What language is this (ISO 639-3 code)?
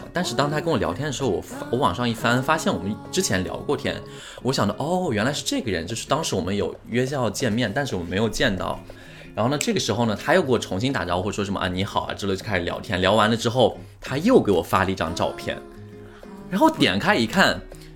zho